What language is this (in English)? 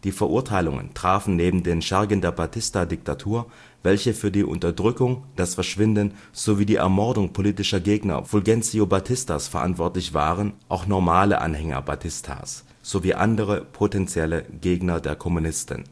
German